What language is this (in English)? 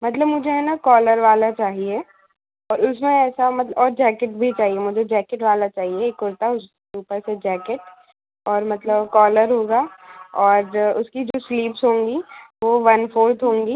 Hindi